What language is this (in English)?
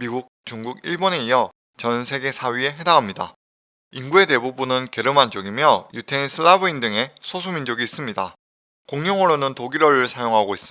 Korean